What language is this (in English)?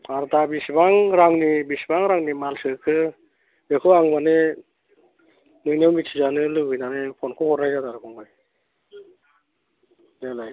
Bodo